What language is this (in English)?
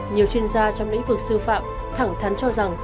Vietnamese